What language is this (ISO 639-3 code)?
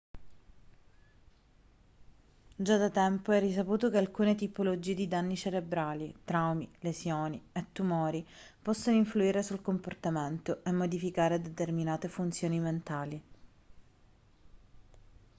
ita